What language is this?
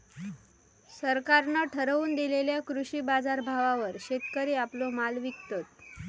Marathi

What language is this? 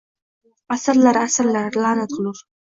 Uzbek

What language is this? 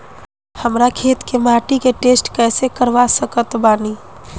Bhojpuri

